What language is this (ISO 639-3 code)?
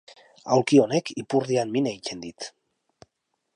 eus